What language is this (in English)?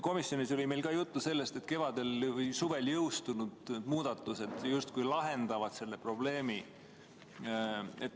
Estonian